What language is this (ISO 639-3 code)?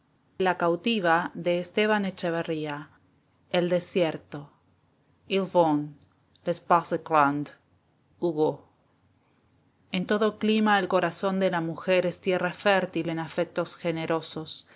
spa